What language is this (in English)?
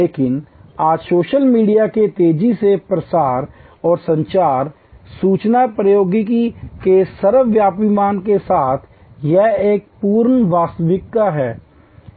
Hindi